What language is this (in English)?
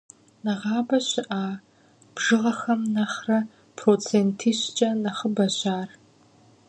Kabardian